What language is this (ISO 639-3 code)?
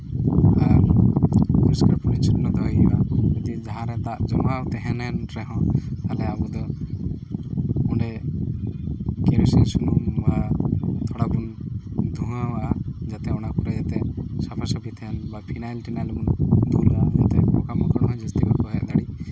sat